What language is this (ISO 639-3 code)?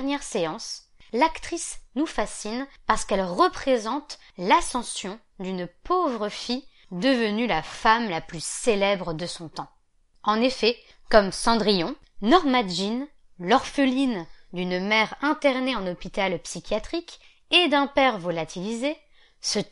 fra